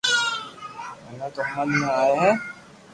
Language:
Loarki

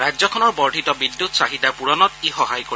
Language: Assamese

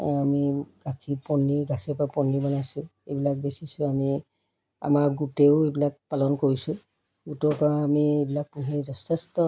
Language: Assamese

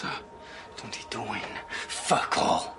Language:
Welsh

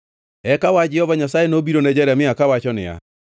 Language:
Luo (Kenya and Tanzania)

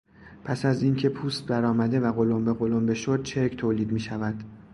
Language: Persian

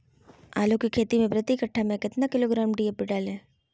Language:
Magahi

